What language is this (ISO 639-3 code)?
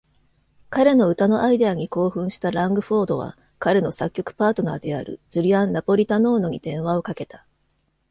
jpn